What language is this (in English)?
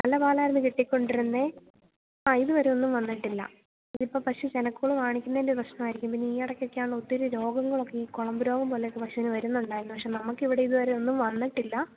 Malayalam